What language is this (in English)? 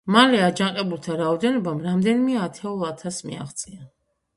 Georgian